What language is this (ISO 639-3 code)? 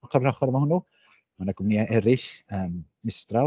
cym